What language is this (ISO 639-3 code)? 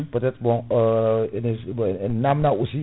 ful